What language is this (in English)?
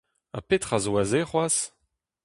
Breton